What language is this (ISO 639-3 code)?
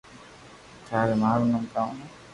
lrk